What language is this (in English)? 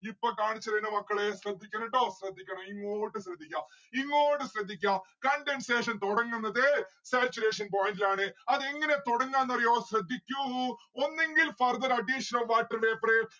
Malayalam